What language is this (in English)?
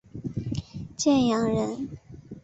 Chinese